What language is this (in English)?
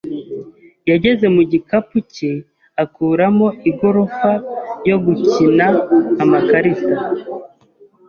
Kinyarwanda